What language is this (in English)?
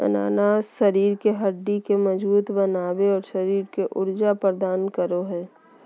Magahi